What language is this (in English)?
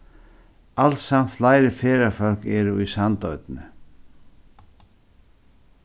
Faroese